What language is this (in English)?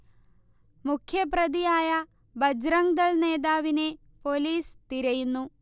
Malayalam